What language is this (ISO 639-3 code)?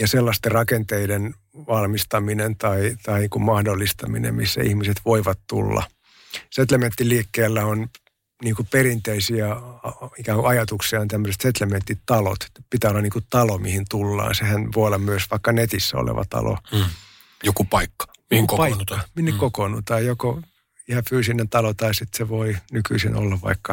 fin